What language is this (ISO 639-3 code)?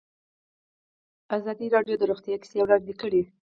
pus